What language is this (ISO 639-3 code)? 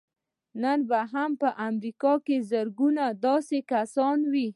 pus